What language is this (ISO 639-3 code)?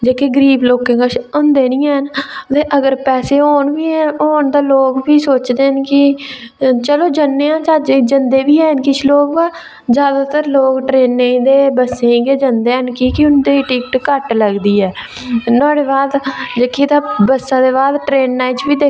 doi